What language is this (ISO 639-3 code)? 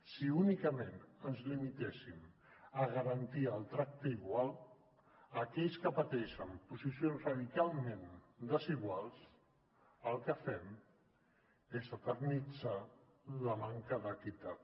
cat